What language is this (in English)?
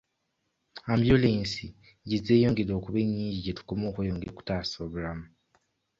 Ganda